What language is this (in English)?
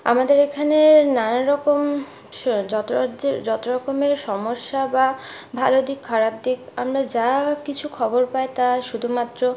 Bangla